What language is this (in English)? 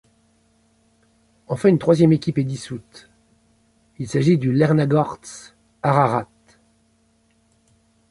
French